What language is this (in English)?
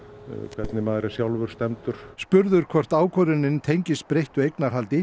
Icelandic